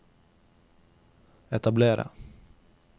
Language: Norwegian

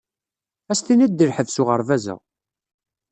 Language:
Kabyle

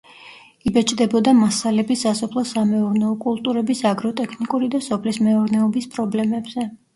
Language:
Georgian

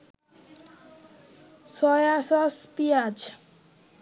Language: Bangla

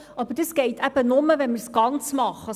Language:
Swiss German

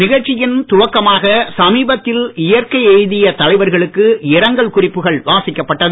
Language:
Tamil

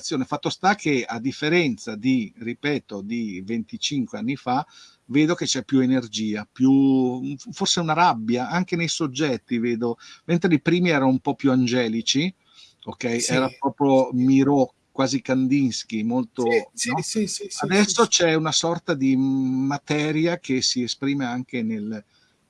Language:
Italian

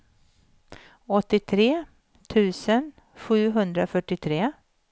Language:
Swedish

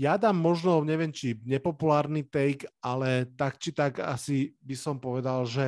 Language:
Slovak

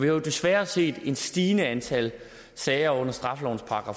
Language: Danish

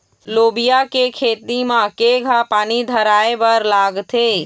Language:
Chhattisgarhi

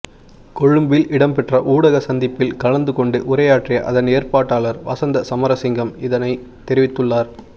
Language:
Tamil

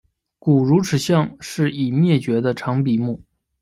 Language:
Chinese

